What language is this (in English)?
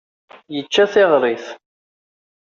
Kabyle